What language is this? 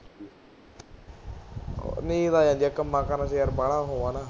Punjabi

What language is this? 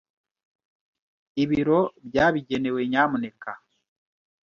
Kinyarwanda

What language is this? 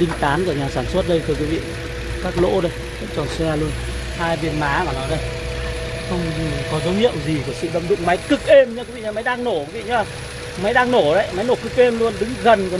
Vietnamese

